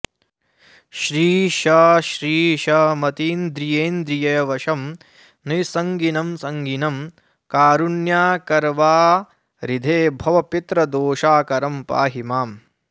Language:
Sanskrit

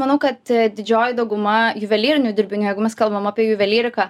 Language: Lithuanian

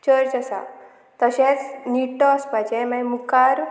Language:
Konkani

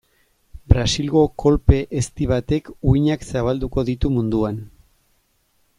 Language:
Basque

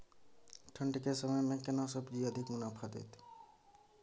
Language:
Maithili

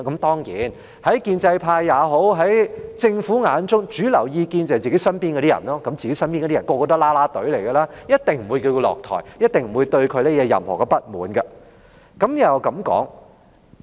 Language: Cantonese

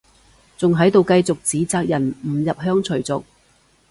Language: Cantonese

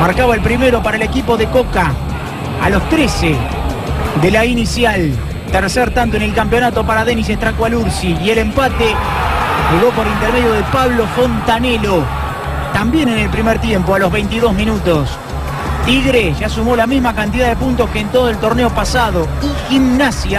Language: Spanish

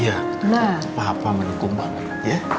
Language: Indonesian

